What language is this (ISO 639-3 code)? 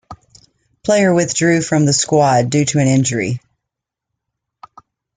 eng